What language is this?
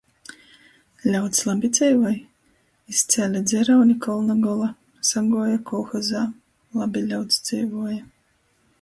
Latgalian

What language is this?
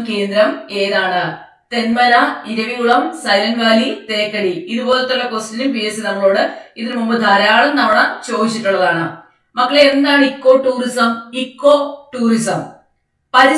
Malayalam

